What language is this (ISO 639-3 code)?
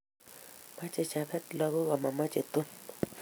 kln